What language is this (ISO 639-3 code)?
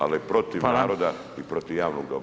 hrv